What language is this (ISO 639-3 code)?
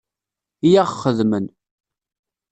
kab